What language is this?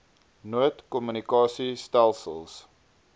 Afrikaans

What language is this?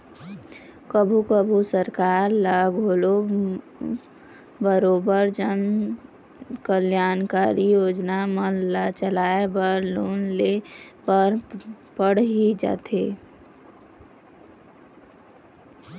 Chhattisgarhi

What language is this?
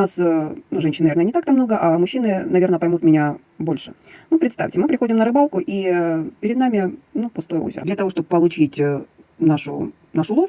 Russian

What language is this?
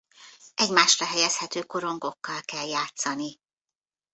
Hungarian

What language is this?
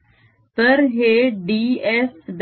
Marathi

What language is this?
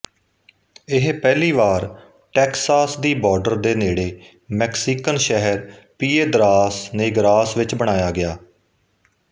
Punjabi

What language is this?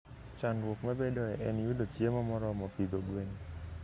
Luo (Kenya and Tanzania)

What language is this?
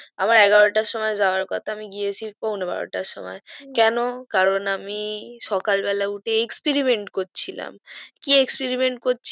Bangla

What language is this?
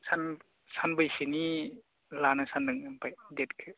Bodo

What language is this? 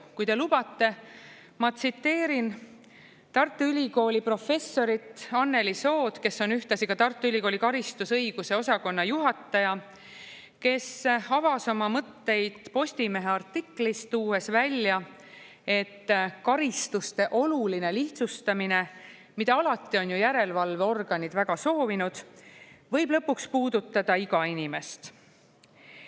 Estonian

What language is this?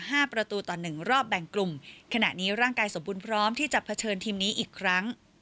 Thai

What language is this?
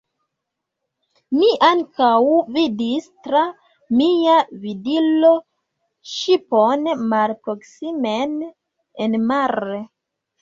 Esperanto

